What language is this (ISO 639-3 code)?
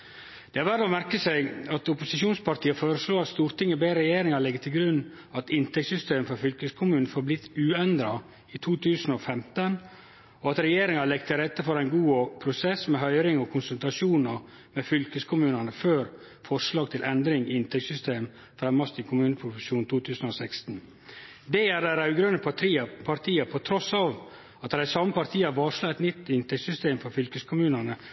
nno